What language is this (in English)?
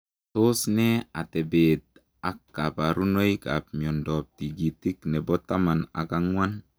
Kalenjin